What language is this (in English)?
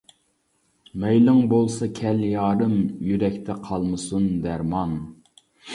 Uyghur